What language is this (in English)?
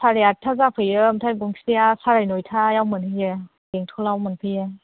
Bodo